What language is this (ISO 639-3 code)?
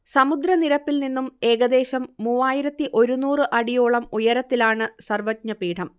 mal